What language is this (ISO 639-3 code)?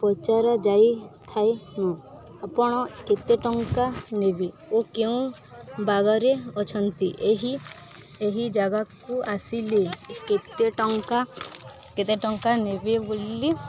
ori